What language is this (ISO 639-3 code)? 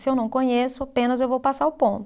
por